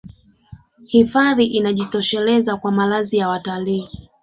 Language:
Swahili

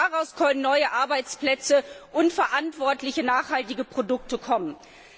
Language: German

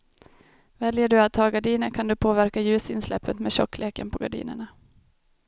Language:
Swedish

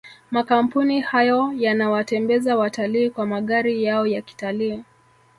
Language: Swahili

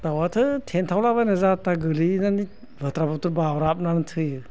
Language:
Bodo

